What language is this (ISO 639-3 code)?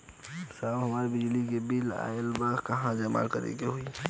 bho